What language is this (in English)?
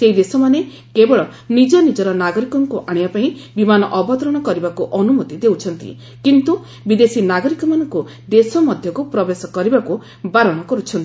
Odia